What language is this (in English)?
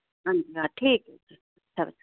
Dogri